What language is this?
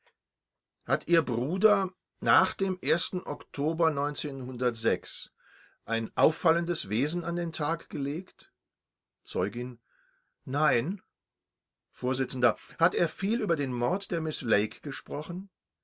German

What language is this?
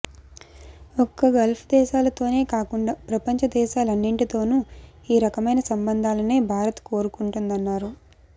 Telugu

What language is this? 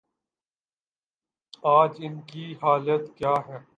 Urdu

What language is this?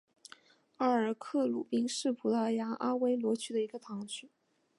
Chinese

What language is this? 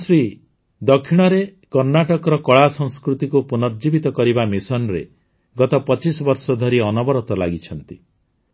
Odia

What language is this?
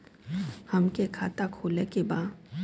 Bhojpuri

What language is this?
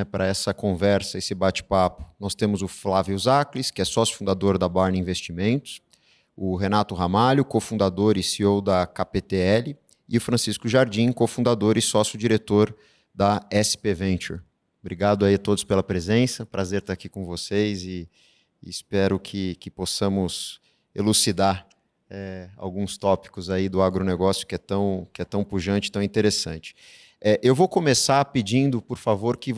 Portuguese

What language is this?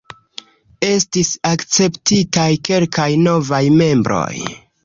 Esperanto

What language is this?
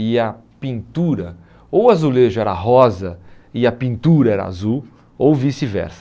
Portuguese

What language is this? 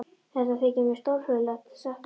Icelandic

